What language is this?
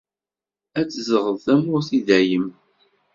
Kabyle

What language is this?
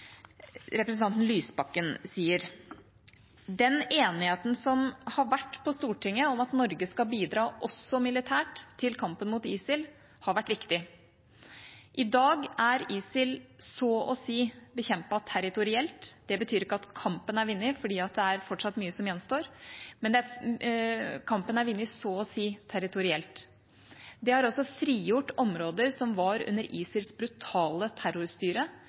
Norwegian Bokmål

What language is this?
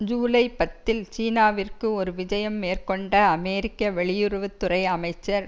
Tamil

